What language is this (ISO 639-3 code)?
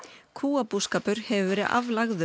isl